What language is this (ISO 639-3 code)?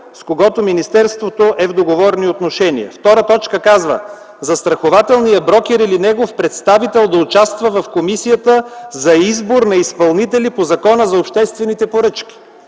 bul